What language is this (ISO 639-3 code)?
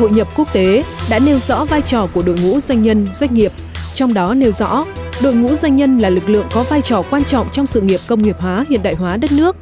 vie